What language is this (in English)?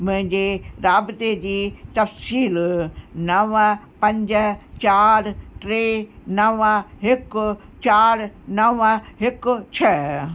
Sindhi